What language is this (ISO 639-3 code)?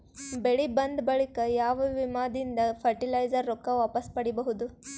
kan